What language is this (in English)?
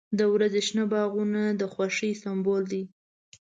Pashto